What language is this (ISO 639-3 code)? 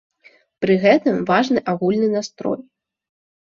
bel